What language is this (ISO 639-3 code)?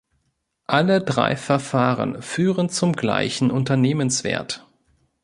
deu